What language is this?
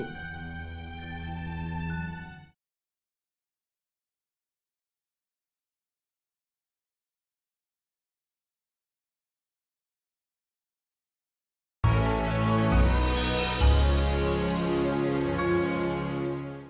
Indonesian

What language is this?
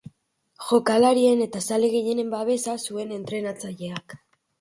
Basque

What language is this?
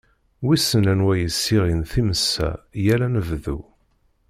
Kabyle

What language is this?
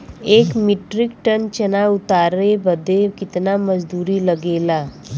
Bhojpuri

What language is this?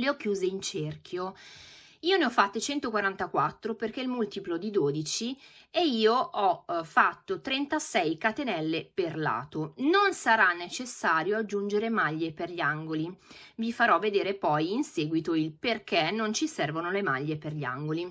Italian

